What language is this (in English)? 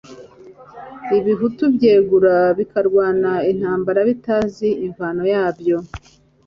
Kinyarwanda